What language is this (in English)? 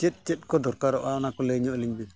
Santali